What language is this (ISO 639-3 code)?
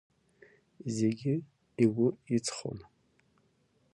abk